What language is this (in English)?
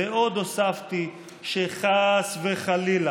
Hebrew